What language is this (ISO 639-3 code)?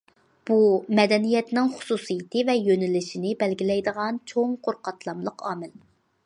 uig